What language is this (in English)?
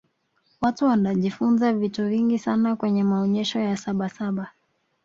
Swahili